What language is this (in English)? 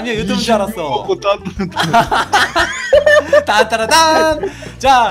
Korean